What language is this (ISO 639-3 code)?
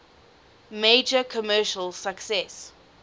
eng